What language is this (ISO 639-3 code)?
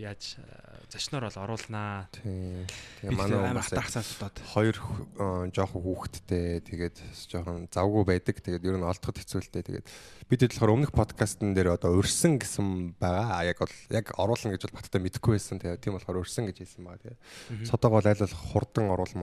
kor